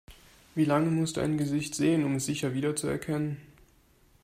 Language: German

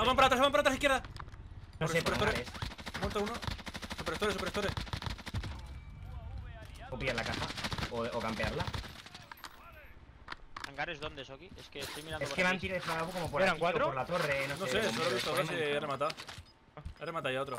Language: Spanish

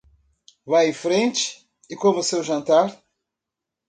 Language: Portuguese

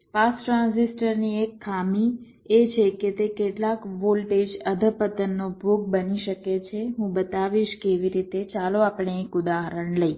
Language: Gujarati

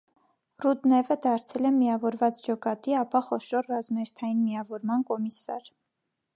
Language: Armenian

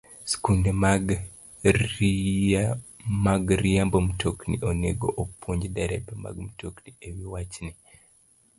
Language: Luo (Kenya and Tanzania)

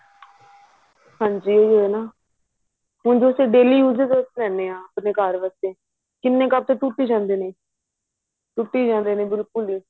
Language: Punjabi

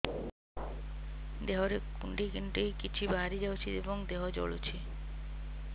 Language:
Odia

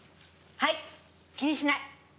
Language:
Japanese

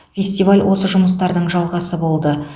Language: Kazakh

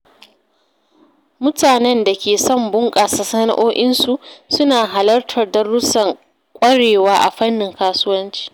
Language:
Hausa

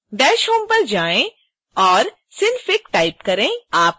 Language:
Hindi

